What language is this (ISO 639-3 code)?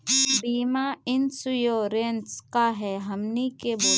mag